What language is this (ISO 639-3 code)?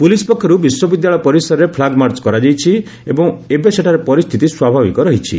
ori